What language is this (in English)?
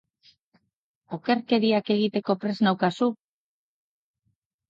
Basque